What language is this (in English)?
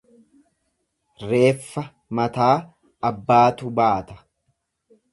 Oromo